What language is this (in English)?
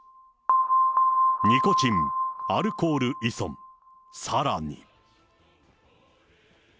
Japanese